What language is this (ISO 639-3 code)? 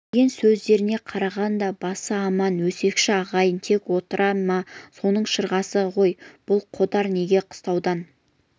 kaz